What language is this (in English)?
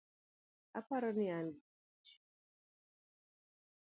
Luo (Kenya and Tanzania)